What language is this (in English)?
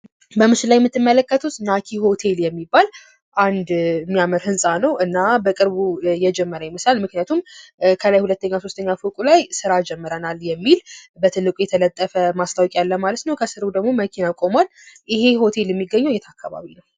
Amharic